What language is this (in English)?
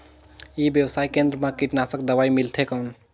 Chhattisgarhi